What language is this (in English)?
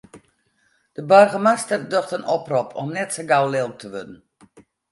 Western Frisian